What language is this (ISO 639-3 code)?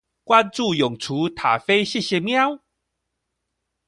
zho